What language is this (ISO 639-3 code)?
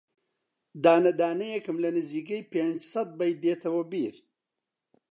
ckb